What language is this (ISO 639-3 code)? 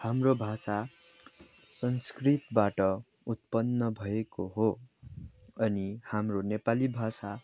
nep